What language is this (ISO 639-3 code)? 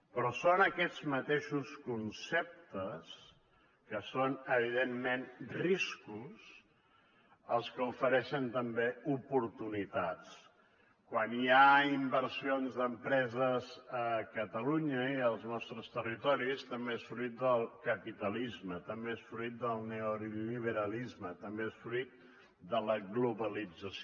cat